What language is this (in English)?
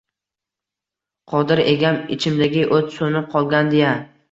Uzbek